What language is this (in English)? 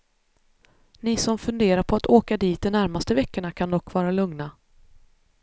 Swedish